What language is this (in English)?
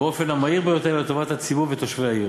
Hebrew